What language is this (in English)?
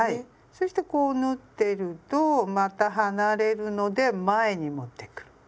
Japanese